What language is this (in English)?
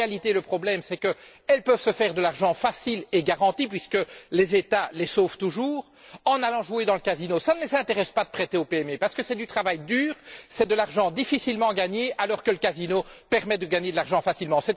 French